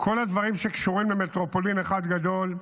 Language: Hebrew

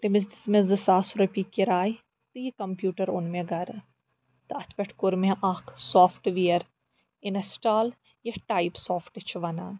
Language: Kashmiri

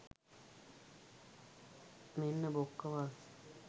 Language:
Sinhala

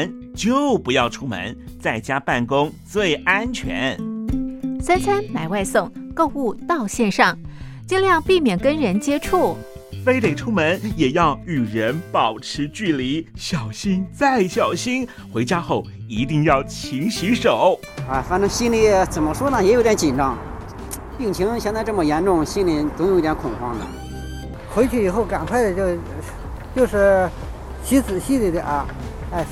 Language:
Chinese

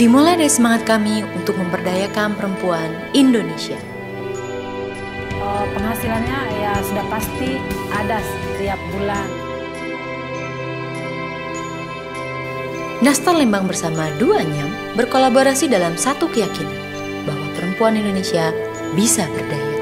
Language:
Indonesian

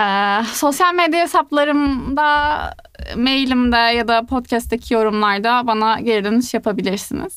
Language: Turkish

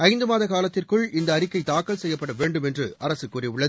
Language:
Tamil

